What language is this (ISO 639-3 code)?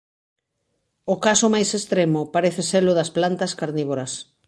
glg